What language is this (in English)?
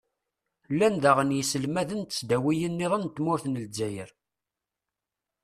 Kabyle